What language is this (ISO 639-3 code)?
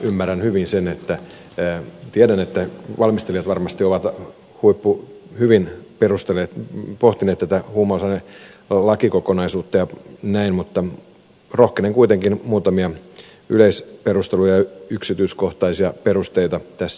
fin